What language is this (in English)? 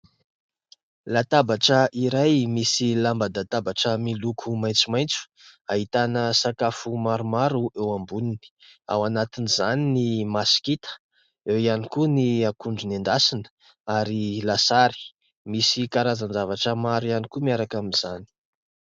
Malagasy